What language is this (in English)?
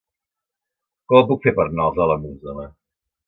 Catalan